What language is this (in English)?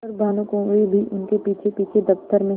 Hindi